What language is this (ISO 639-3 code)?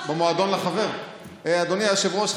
heb